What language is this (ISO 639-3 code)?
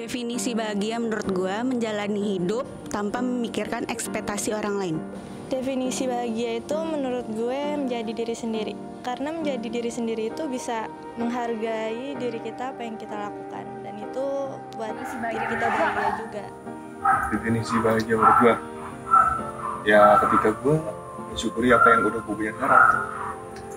ind